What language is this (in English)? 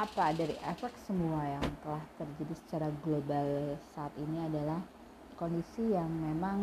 Indonesian